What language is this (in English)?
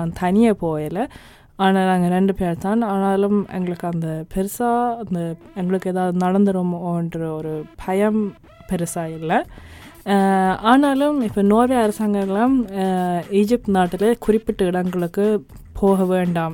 Tamil